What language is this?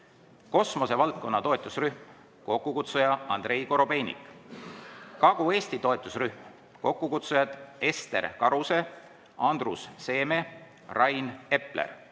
Estonian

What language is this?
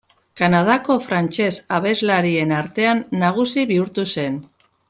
Basque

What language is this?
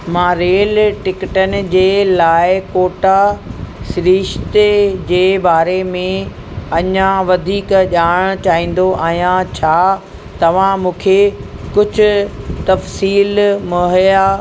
Sindhi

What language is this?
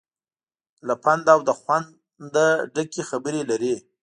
Pashto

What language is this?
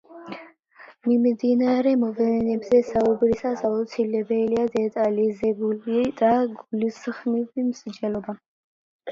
Georgian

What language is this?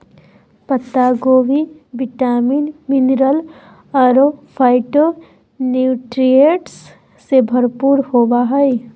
Magahi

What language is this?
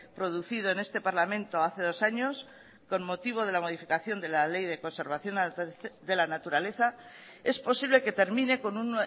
Spanish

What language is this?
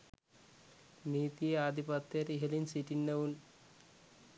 Sinhala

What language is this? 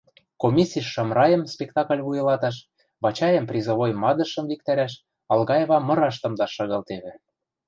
Western Mari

